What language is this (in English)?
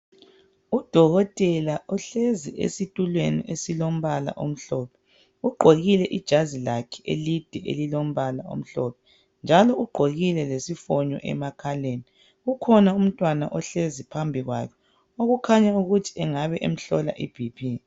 North Ndebele